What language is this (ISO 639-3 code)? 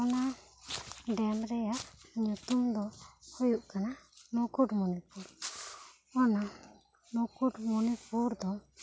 sat